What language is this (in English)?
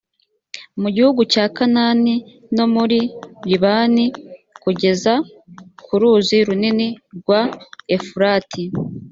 Kinyarwanda